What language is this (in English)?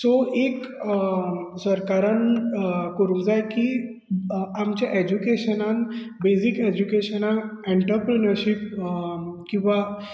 Konkani